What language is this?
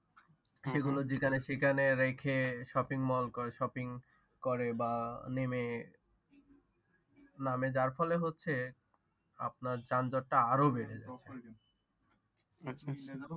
Bangla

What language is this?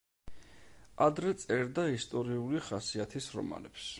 Georgian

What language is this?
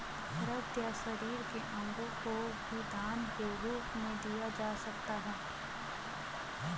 Hindi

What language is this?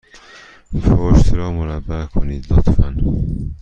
Persian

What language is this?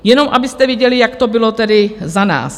Czech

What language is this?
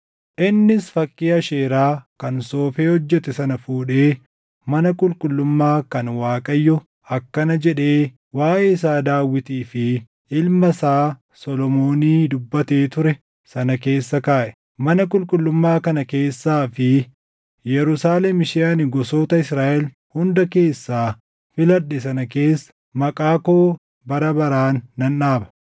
Oromo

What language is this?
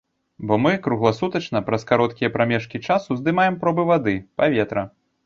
Belarusian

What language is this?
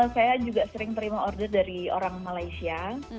Indonesian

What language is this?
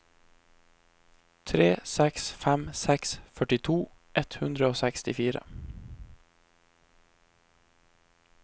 Norwegian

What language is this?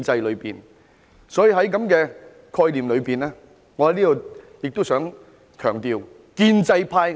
Cantonese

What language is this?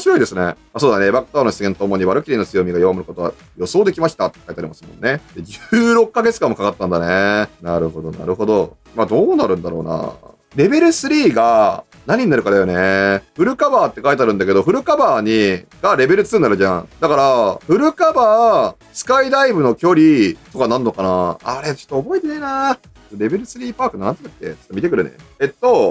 Japanese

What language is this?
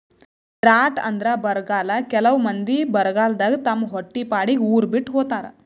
Kannada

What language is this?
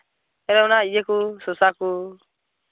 Santali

